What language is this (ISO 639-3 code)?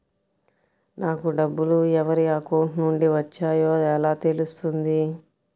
tel